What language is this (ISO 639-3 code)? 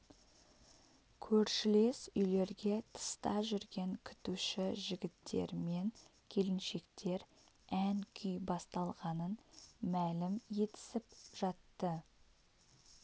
kaz